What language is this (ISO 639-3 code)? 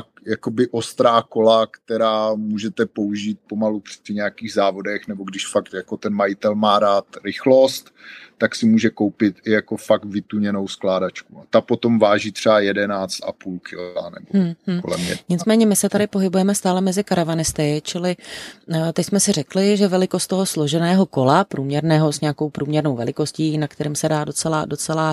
ces